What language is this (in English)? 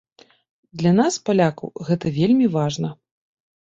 Belarusian